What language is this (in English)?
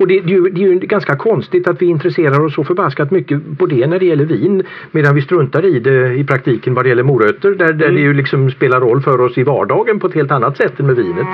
Swedish